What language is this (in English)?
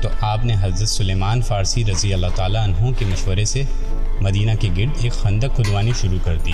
Urdu